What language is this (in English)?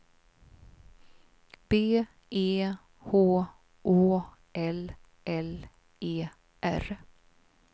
Swedish